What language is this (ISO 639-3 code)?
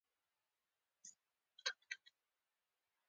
pus